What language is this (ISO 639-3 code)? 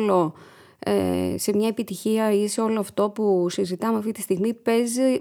ell